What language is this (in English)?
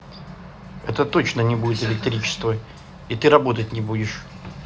Russian